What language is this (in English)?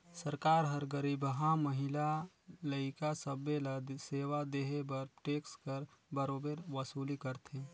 Chhattisgarhi